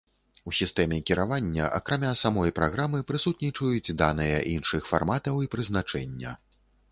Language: Belarusian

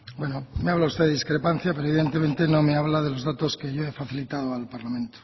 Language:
Spanish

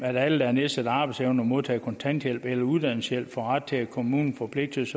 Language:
Danish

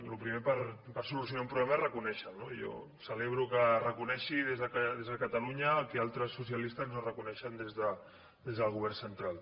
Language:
Catalan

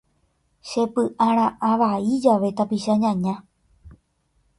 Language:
Guarani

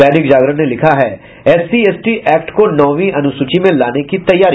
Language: Hindi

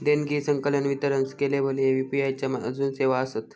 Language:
Marathi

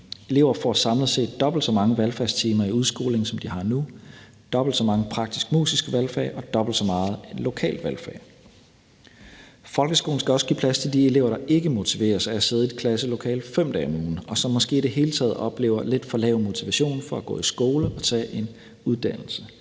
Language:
Danish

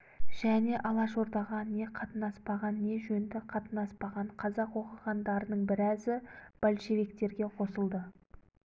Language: Kazakh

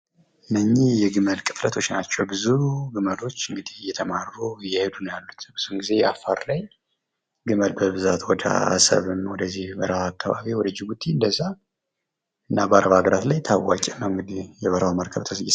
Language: Amharic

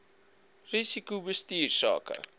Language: Afrikaans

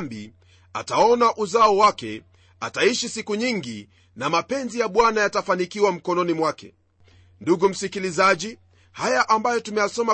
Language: Swahili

